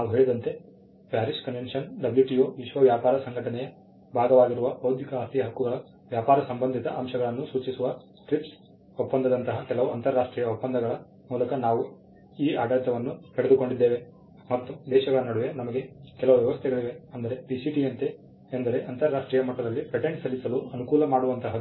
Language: Kannada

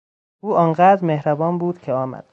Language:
Persian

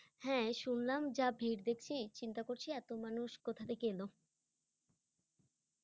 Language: Bangla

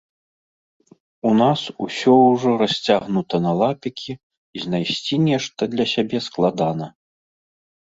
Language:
Belarusian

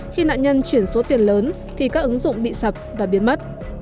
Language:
Vietnamese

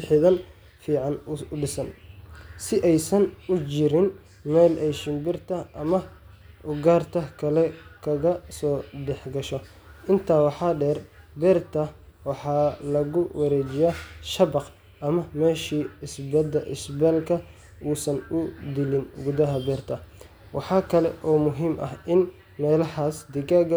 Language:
Somali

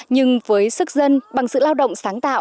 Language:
Vietnamese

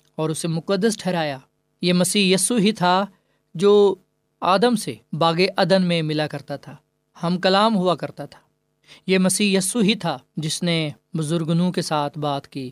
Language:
Urdu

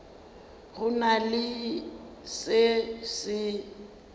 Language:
Northern Sotho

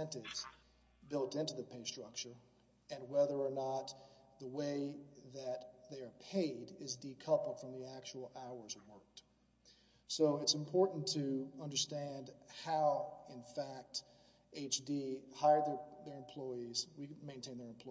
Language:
English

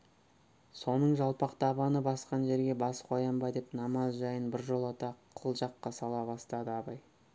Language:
Kazakh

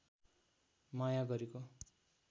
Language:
Nepali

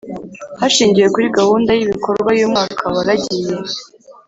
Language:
Kinyarwanda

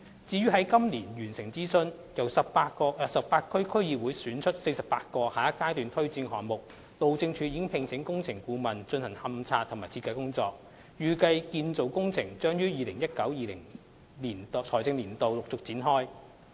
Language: Cantonese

